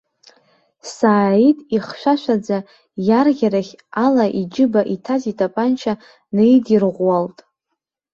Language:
Abkhazian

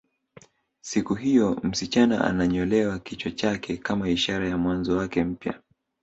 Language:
Swahili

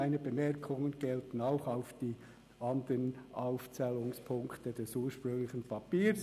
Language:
Swiss German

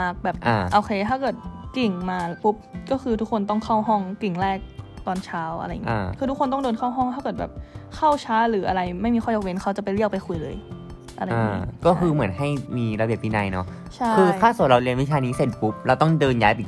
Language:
Thai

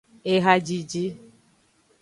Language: Aja (Benin)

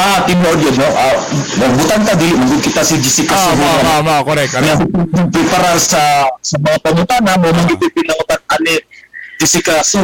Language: Filipino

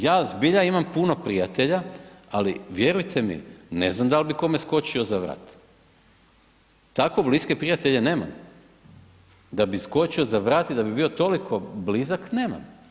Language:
Croatian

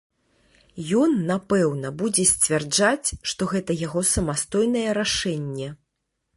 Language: Belarusian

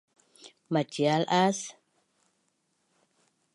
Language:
Bunun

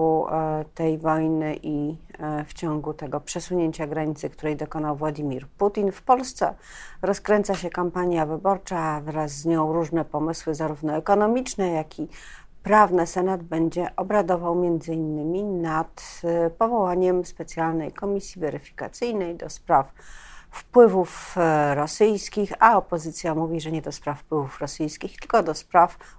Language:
Polish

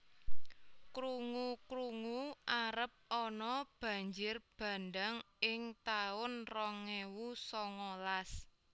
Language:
Javanese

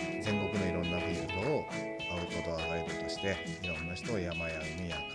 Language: Japanese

